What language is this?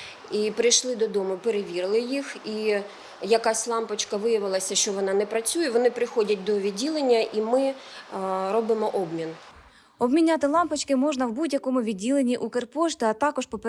Ukrainian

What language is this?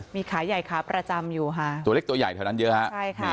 Thai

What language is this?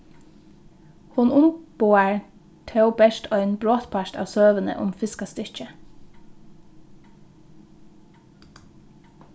Faroese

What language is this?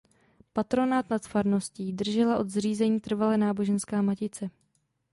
Czech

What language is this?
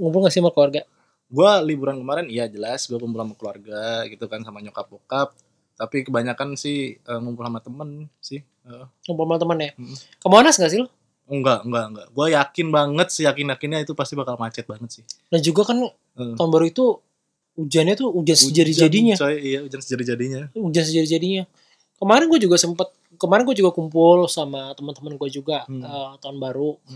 Indonesian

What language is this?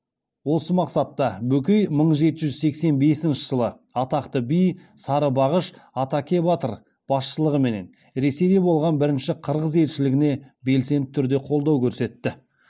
Kazakh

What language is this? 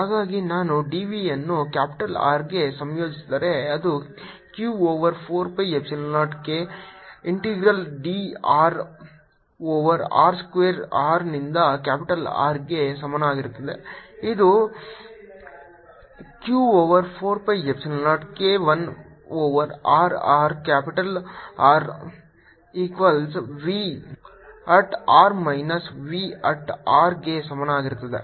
Kannada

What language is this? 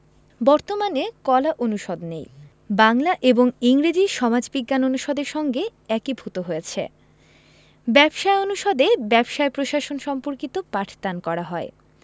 Bangla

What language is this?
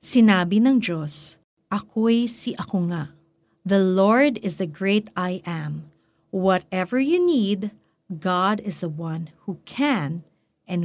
Filipino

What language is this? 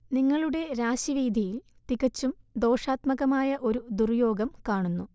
Malayalam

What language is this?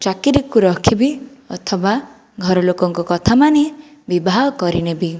Odia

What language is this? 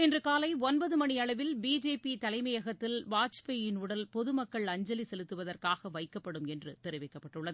Tamil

